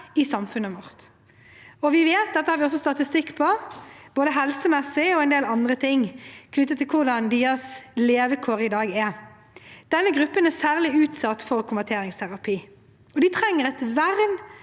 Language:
Norwegian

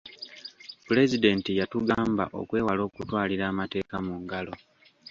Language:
Ganda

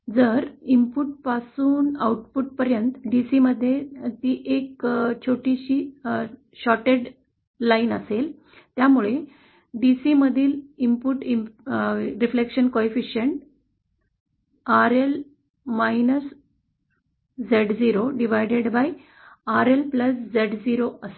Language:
Marathi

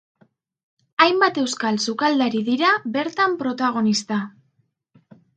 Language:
Basque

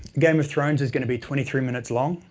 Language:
English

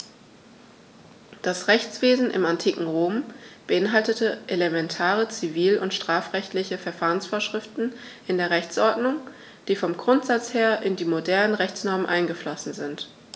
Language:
German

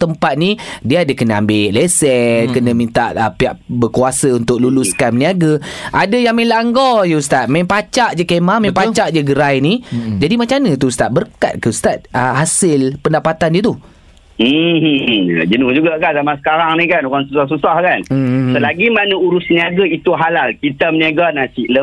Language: Malay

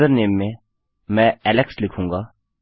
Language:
Hindi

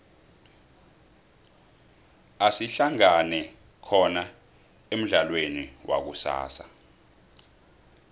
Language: South Ndebele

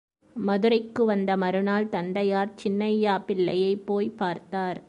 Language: Tamil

